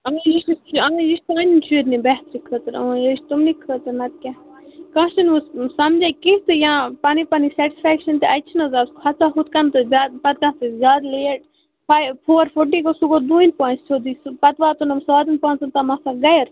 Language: Kashmiri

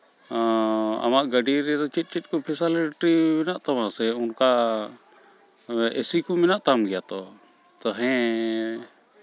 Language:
Santali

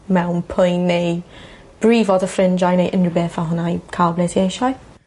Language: Welsh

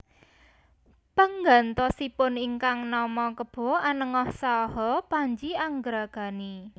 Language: Javanese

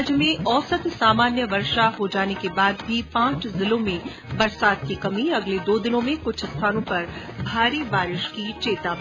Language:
Hindi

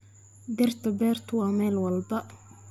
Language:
Somali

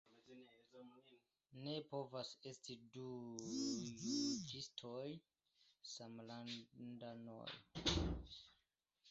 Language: Esperanto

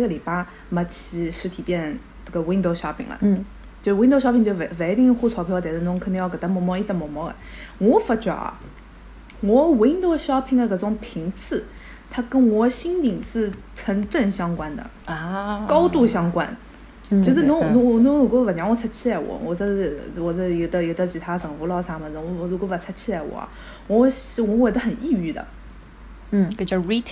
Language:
Chinese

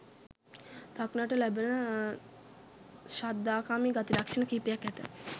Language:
Sinhala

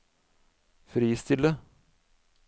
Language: Norwegian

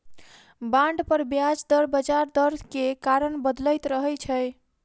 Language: Maithili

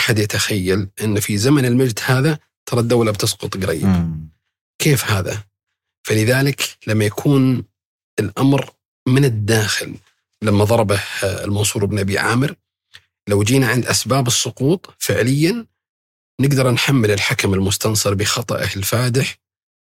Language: Arabic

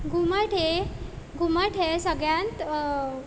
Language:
Konkani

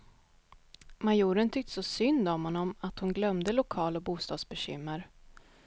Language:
Swedish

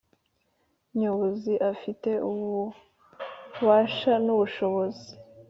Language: Kinyarwanda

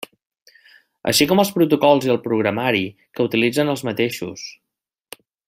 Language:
Catalan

